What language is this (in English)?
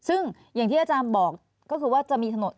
Thai